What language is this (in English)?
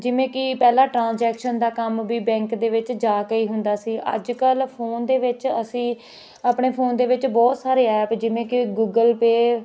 Punjabi